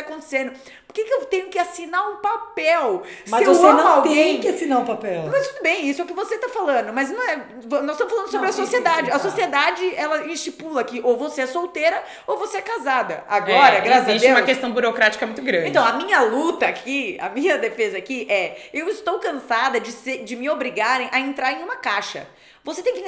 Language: Portuguese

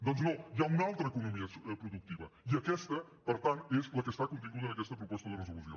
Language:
Catalan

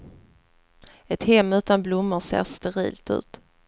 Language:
Swedish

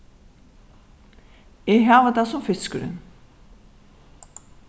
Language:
Faroese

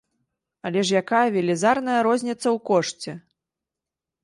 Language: Belarusian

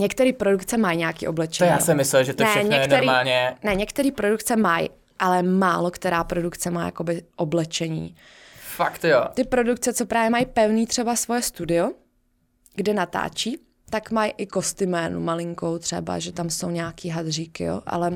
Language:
Czech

